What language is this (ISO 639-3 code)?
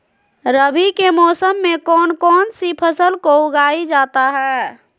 mag